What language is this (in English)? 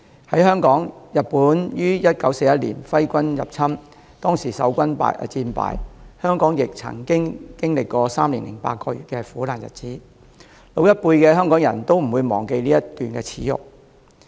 Cantonese